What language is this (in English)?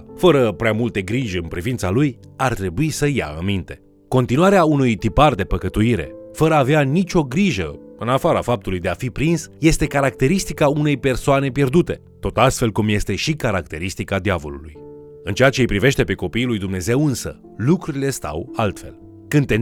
Romanian